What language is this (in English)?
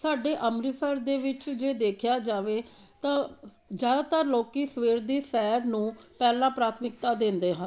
Punjabi